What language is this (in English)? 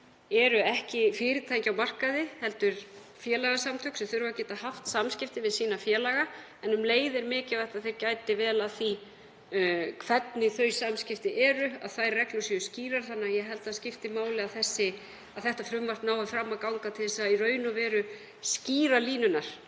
Icelandic